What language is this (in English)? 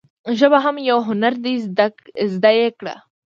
Pashto